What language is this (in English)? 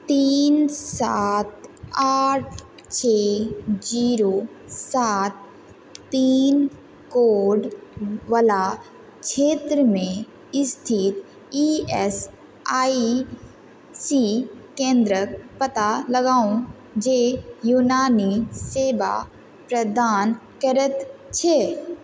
Maithili